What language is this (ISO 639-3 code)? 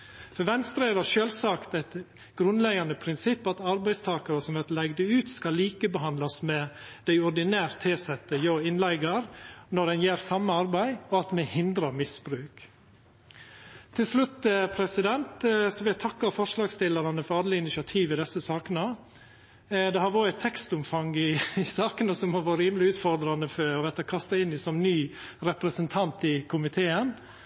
nno